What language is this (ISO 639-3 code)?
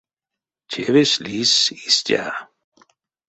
myv